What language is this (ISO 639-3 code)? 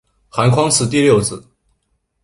zho